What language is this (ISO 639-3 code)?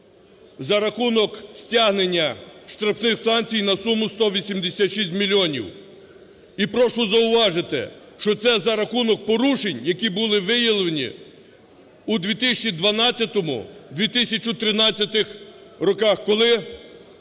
ukr